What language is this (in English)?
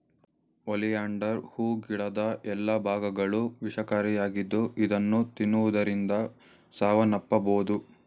Kannada